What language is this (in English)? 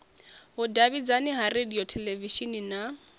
Venda